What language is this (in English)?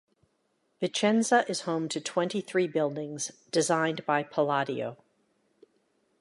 English